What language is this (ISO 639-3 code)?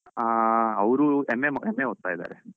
kan